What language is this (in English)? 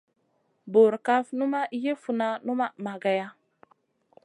Masana